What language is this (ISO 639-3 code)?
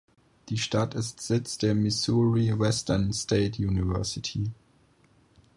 deu